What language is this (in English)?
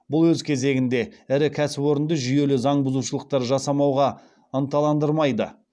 Kazakh